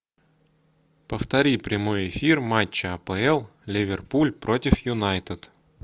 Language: Russian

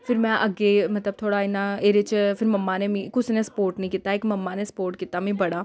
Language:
Dogri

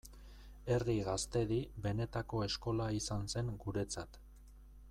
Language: Basque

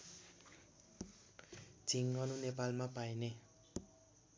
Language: Nepali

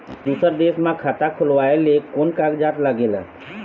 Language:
Chhattisgarhi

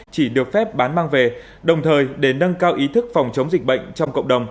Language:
Vietnamese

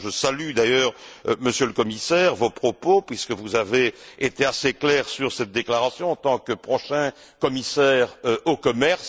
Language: French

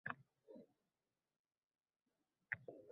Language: Uzbek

